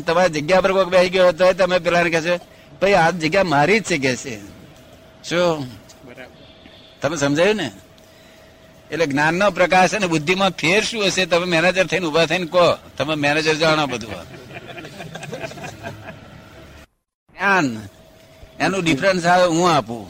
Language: Gujarati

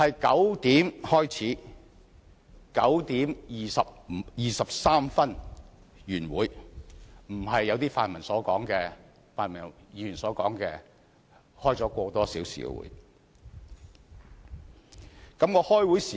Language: Cantonese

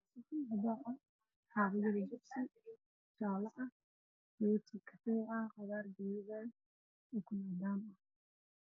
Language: Somali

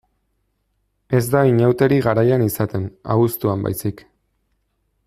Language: Basque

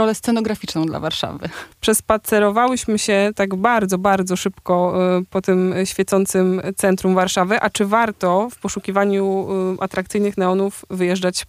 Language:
Polish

